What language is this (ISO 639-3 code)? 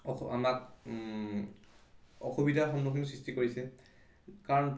asm